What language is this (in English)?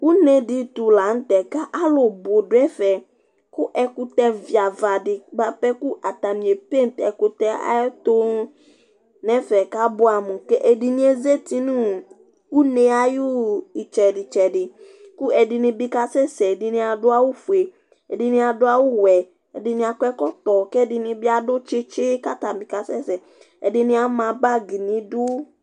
Ikposo